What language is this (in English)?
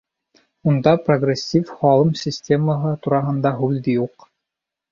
Bashkir